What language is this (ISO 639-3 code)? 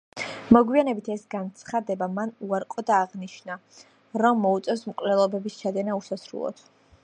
kat